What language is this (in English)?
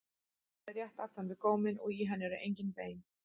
Icelandic